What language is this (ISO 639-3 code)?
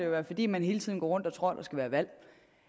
dan